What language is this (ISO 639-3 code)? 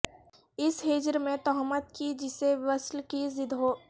urd